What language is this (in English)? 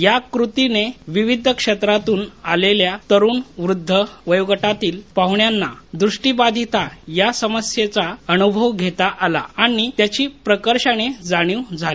Marathi